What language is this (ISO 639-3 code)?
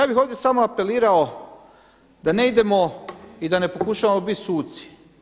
hrv